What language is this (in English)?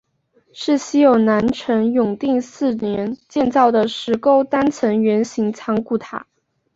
Chinese